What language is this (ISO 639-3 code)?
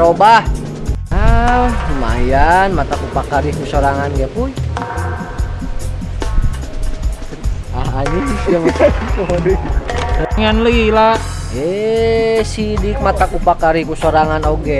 ind